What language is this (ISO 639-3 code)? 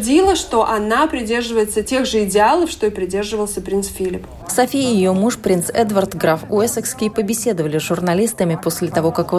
rus